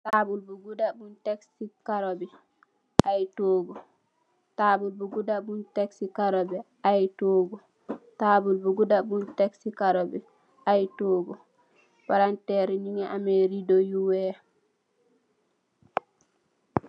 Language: Wolof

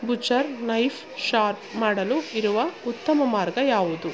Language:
Kannada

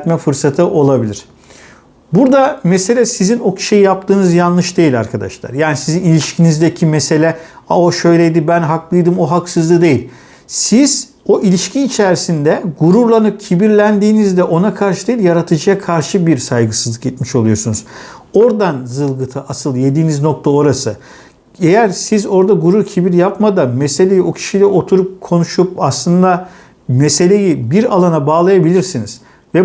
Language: Turkish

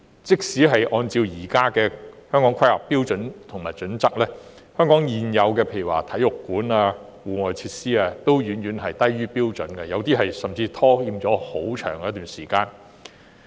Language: Cantonese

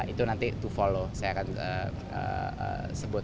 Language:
Indonesian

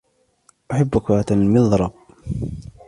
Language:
Arabic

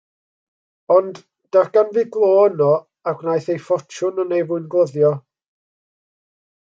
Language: Welsh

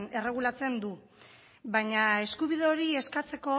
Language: Basque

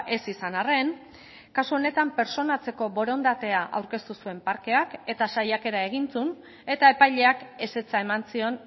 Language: Basque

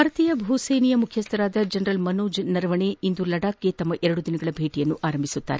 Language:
Kannada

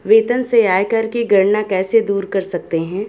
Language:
Hindi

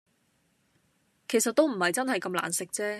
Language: Cantonese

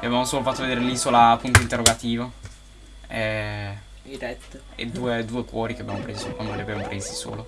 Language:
Italian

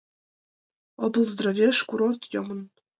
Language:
Mari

